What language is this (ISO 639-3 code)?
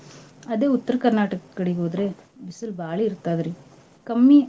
kan